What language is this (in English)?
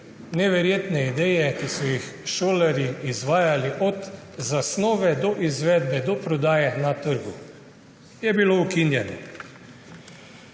Slovenian